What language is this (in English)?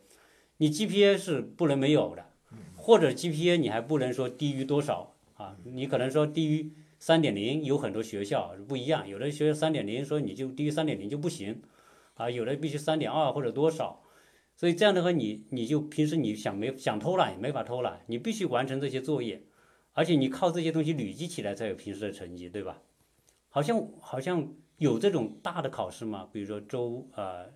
Chinese